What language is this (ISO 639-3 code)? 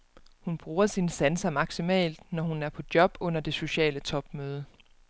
dan